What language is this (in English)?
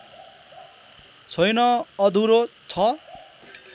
Nepali